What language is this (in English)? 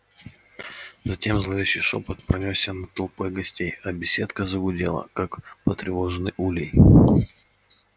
Russian